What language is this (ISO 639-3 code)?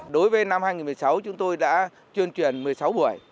vie